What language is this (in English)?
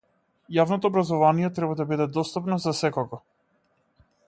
Macedonian